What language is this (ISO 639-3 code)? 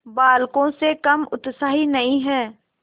hin